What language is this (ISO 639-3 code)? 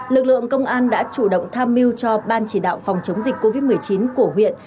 vie